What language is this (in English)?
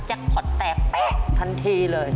Thai